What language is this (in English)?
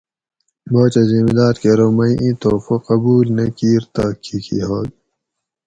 Gawri